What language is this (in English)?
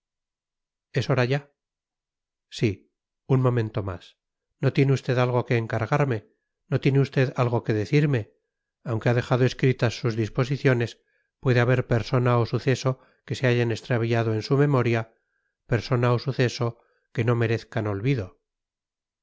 Spanish